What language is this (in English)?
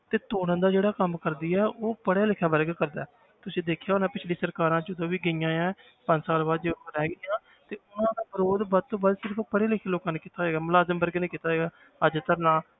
Punjabi